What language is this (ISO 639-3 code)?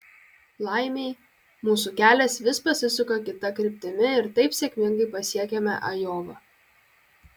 lit